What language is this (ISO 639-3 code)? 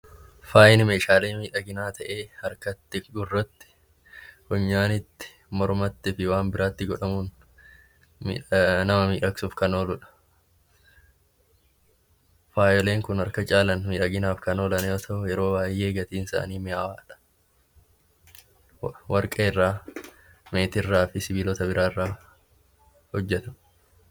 orm